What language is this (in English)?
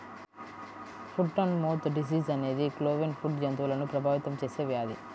Telugu